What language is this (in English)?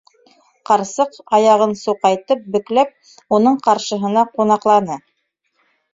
Bashkir